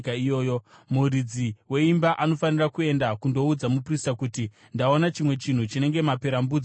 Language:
Shona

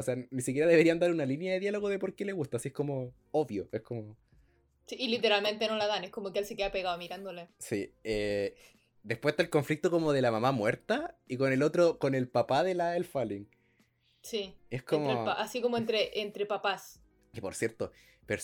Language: Spanish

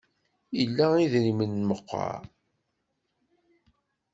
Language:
Kabyle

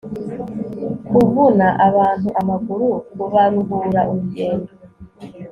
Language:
Kinyarwanda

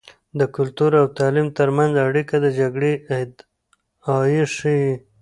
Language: Pashto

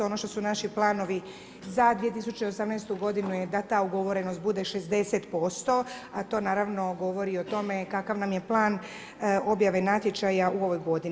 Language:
Croatian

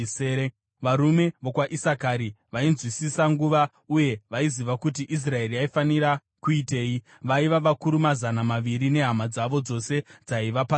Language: Shona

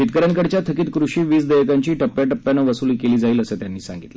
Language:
Marathi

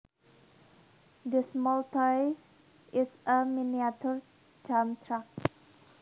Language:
Javanese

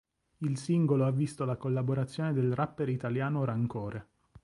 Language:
Italian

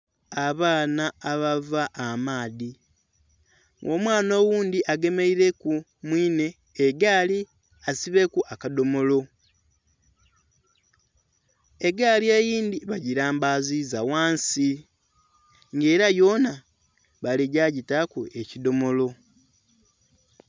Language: Soga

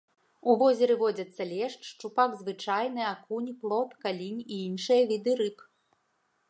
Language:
Belarusian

